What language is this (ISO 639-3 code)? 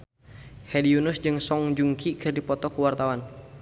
sun